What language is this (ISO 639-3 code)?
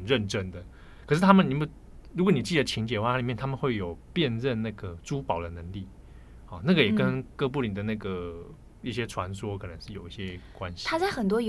zho